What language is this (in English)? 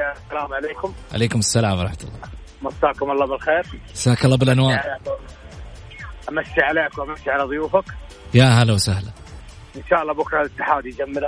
Arabic